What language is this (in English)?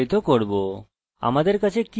Bangla